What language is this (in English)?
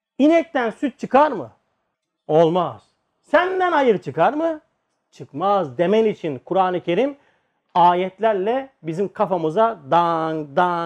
Turkish